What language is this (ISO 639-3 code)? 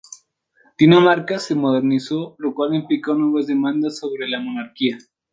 spa